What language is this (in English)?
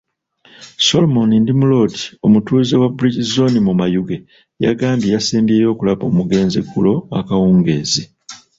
Ganda